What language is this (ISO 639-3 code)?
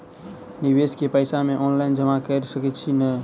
mai